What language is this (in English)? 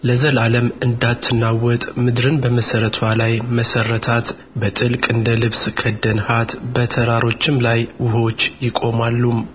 Amharic